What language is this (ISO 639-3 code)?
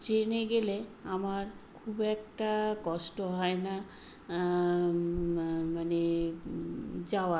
ben